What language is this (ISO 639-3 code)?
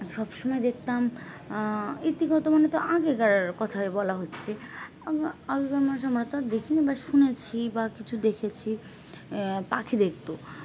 ben